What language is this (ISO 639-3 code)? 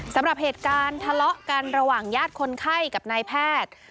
tha